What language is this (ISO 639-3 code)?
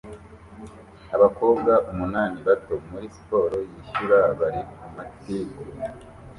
kin